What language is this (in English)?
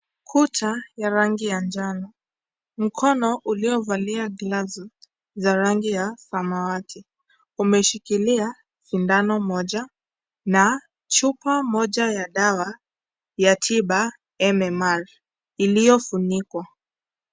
Swahili